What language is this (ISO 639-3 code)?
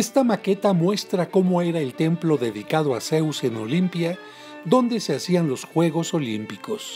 spa